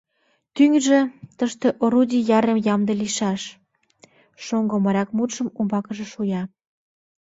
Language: Mari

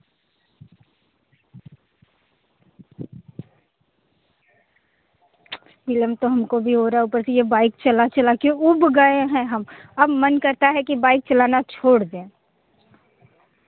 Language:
Hindi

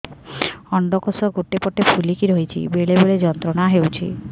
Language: Odia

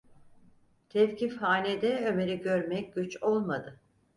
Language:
Turkish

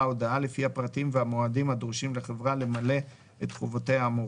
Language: Hebrew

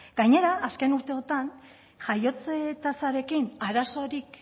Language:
Basque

